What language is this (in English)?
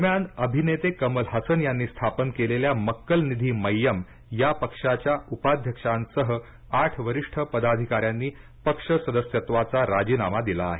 Marathi